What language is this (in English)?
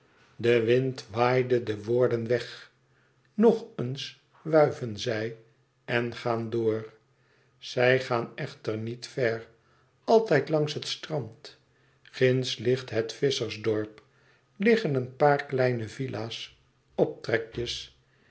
Dutch